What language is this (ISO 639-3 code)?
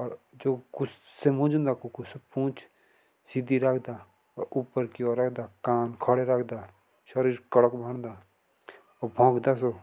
jns